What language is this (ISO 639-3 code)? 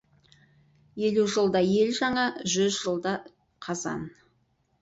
kaz